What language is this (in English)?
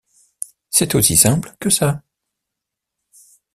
French